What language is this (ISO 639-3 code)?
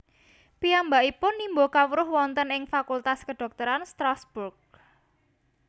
jav